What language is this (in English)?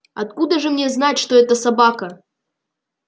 Russian